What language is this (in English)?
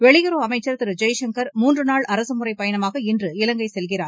Tamil